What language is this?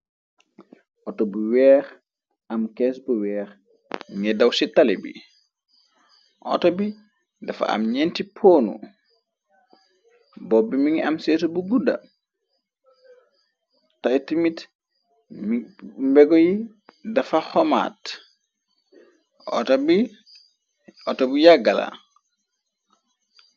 Wolof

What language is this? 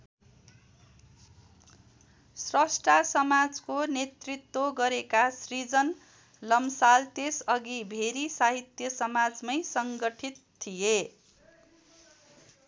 Nepali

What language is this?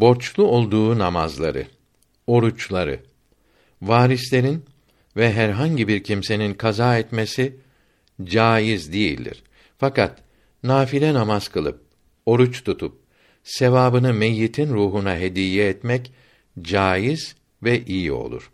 Turkish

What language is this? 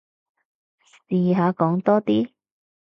Cantonese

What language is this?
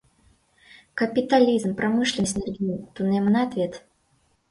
Mari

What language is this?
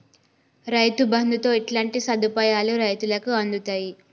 Telugu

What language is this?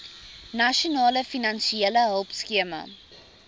Afrikaans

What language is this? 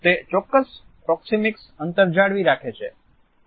Gujarati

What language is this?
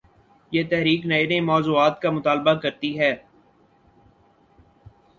Urdu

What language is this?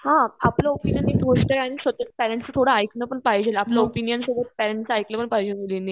Marathi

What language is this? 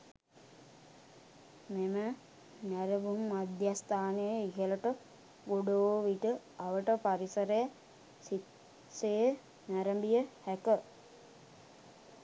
Sinhala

